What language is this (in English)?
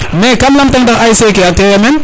Serer